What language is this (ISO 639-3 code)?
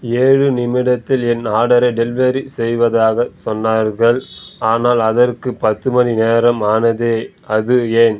tam